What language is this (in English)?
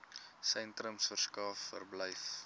Afrikaans